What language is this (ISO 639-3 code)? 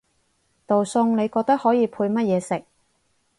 yue